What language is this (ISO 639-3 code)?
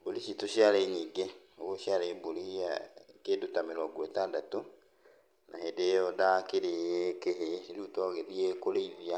kik